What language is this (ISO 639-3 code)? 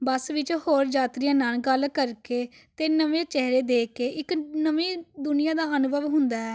pan